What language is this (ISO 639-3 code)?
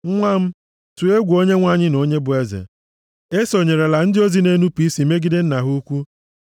ibo